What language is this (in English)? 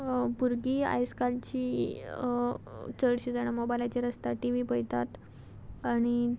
Konkani